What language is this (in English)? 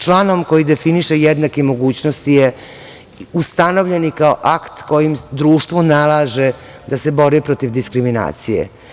Serbian